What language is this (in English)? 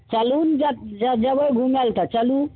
Maithili